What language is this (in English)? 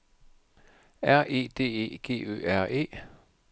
Danish